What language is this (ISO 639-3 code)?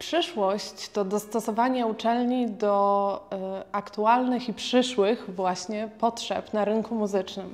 pol